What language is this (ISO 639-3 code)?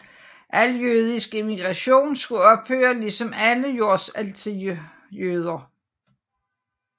dan